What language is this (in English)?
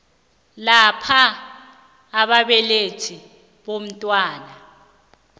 South Ndebele